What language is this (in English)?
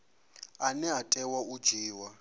Venda